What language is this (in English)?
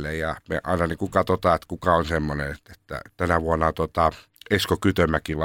Finnish